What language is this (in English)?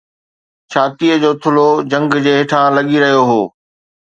Sindhi